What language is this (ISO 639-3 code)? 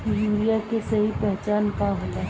bho